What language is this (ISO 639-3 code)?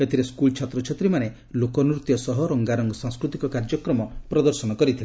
ori